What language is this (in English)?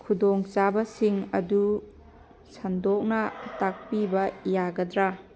Manipuri